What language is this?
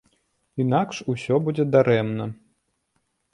Belarusian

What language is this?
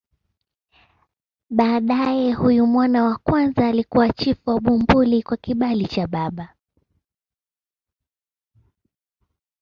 Swahili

